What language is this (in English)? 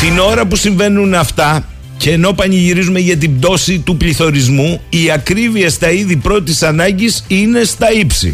Greek